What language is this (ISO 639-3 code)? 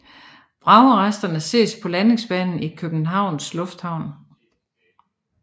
dan